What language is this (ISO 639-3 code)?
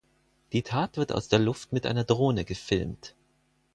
deu